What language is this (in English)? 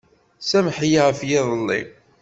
Kabyle